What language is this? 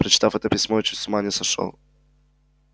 Russian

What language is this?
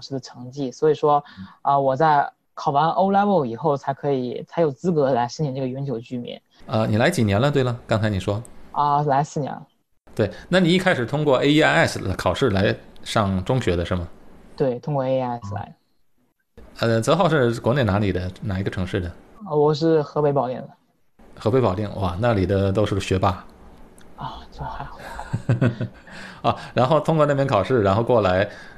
Chinese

